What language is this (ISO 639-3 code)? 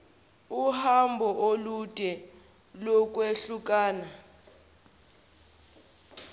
zul